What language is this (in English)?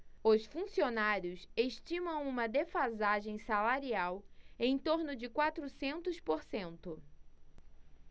Portuguese